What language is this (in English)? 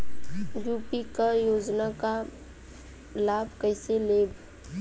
Bhojpuri